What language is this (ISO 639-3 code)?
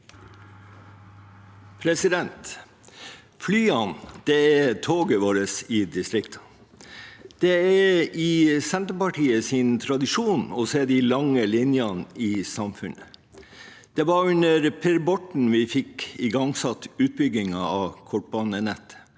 nor